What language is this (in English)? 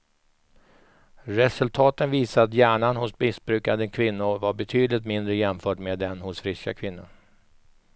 Swedish